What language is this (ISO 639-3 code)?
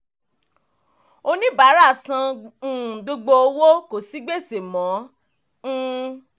yor